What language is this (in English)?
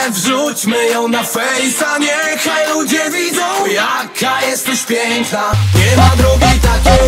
Romanian